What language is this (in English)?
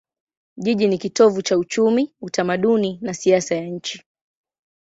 Swahili